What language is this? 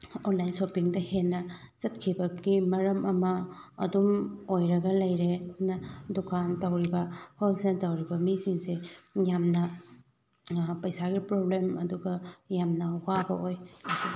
Manipuri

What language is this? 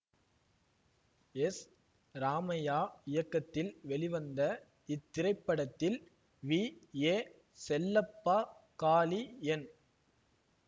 Tamil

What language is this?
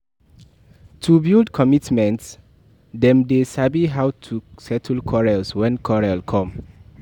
Nigerian Pidgin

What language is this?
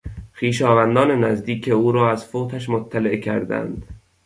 Persian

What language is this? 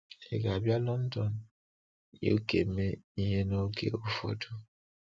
Igbo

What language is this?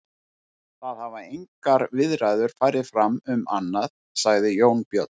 Icelandic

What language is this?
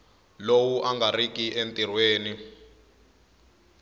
Tsonga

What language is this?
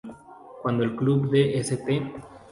Spanish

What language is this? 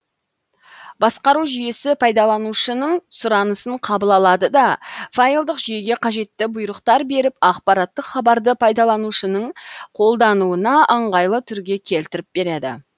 Kazakh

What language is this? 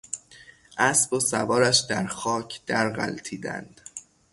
Persian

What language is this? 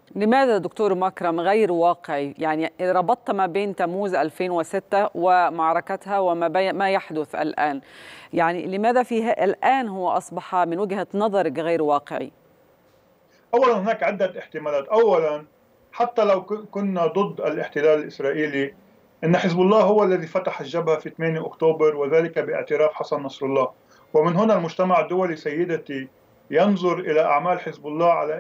Arabic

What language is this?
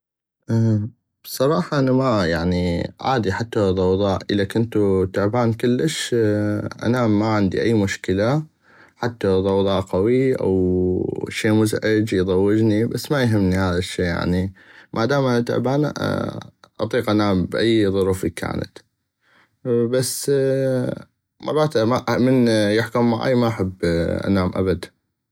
North Mesopotamian Arabic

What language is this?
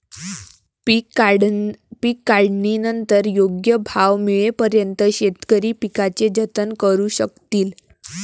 Marathi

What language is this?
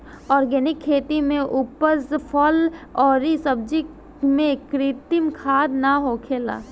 Bhojpuri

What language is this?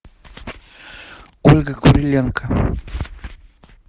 Russian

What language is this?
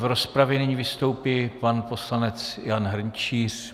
Czech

